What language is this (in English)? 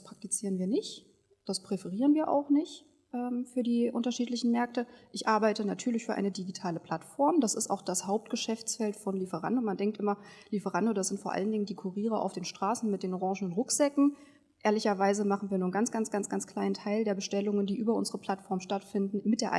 German